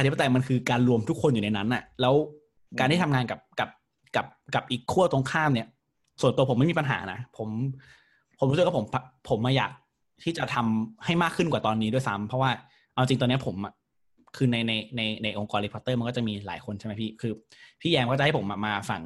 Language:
Thai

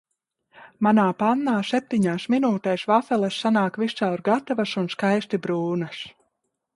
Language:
Latvian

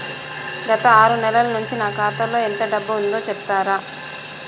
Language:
Telugu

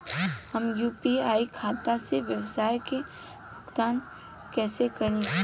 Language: Bhojpuri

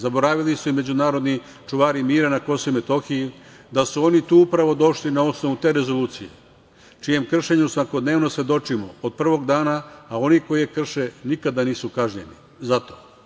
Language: Serbian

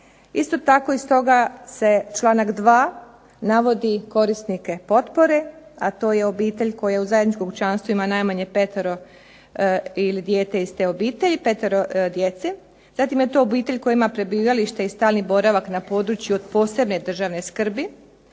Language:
Croatian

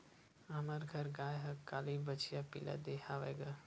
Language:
Chhattisgarhi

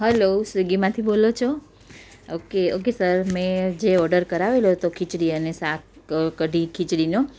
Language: Gujarati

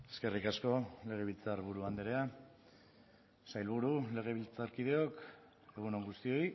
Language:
Basque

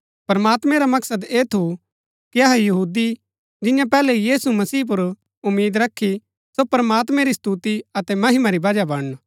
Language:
Gaddi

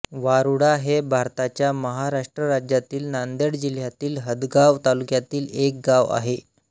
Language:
Marathi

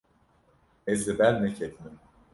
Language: Kurdish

